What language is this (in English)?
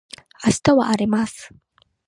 Japanese